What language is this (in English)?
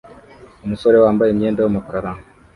Kinyarwanda